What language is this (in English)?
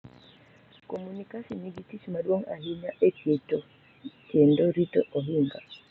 Luo (Kenya and Tanzania)